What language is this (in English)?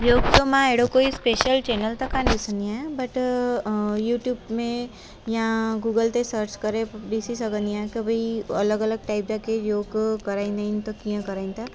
Sindhi